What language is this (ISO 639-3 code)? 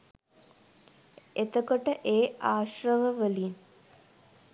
sin